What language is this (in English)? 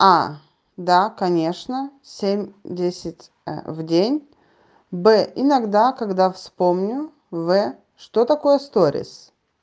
Russian